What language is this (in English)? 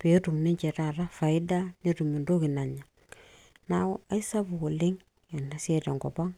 Masai